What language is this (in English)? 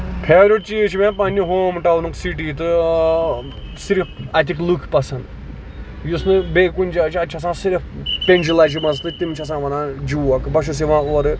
Kashmiri